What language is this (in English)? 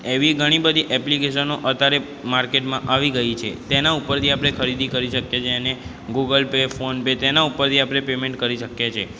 Gujarati